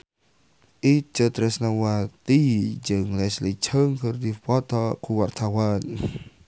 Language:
Sundanese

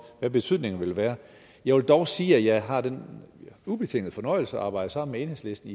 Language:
Danish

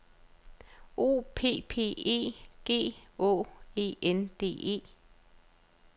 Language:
Danish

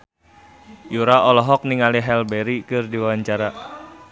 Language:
Sundanese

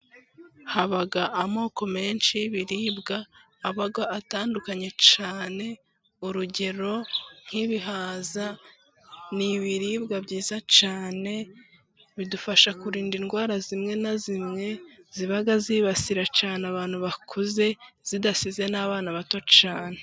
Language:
Kinyarwanda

